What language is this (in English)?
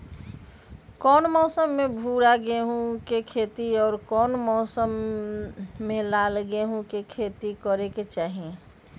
Magahi